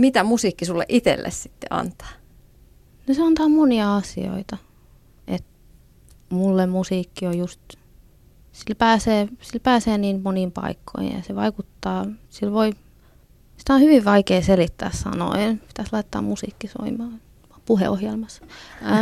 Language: Finnish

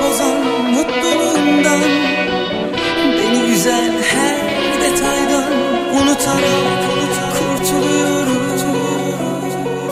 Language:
Turkish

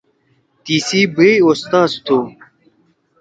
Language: Torwali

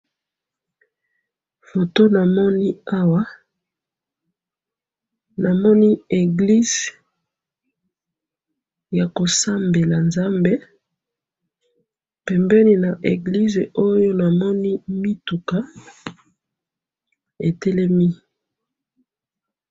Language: Lingala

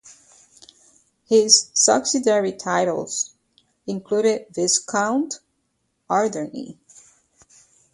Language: English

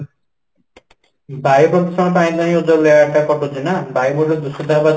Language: Odia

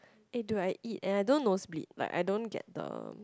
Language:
English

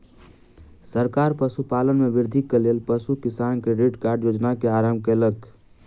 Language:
Maithili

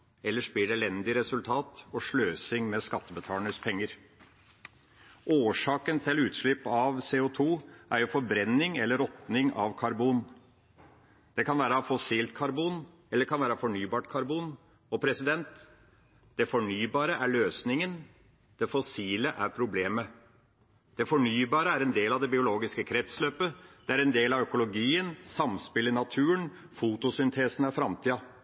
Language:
Norwegian Bokmål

